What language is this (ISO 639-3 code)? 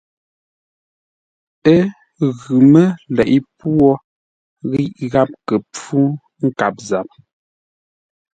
nla